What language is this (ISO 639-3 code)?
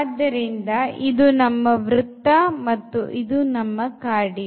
kan